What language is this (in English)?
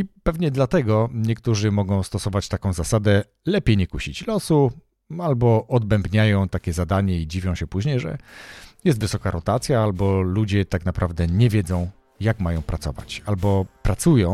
Polish